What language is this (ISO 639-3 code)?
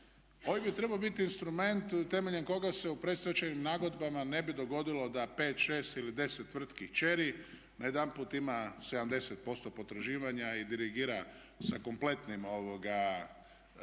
hrv